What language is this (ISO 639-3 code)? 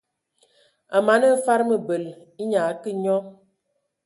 ewo